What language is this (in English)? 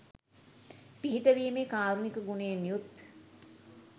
Sinhala